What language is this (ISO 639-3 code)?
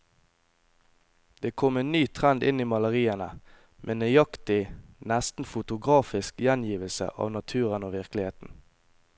nor